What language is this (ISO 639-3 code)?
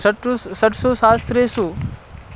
san